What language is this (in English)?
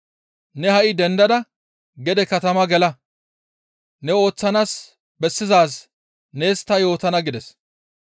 Gamo